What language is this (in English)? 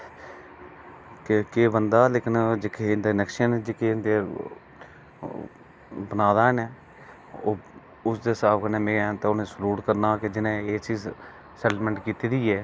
Dogri